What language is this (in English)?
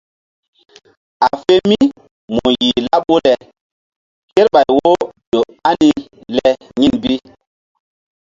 Mbum